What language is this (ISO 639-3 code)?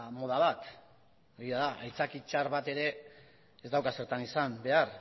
eus